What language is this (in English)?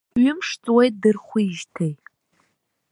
Abkhazian